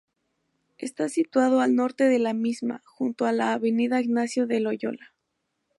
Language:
Spanish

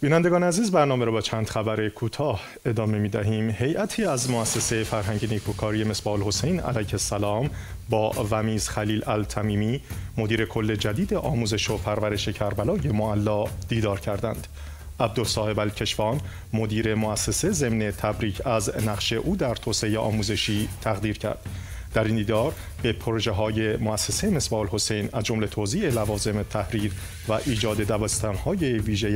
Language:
Persian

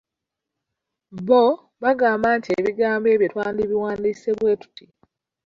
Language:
Ganda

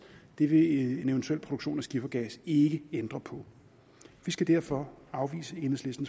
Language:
Danish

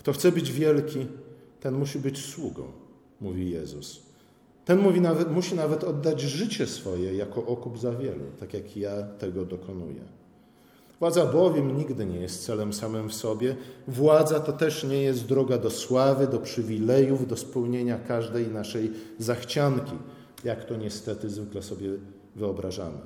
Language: Polish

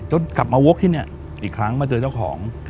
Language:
Thai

